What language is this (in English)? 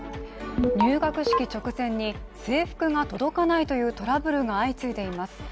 Japanese